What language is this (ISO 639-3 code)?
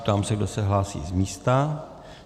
ces